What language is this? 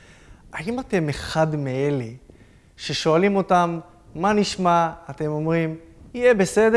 Hebrew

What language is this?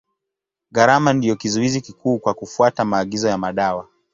Swahili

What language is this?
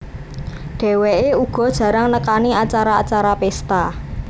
Javanese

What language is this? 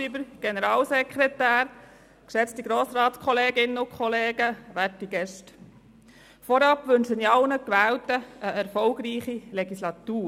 Swiss German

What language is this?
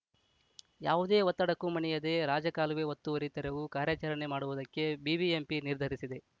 Kannada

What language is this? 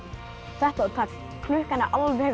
Icelandic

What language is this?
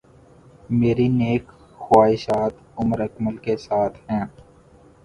Urdu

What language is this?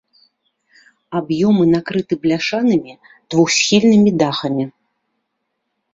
Belarusian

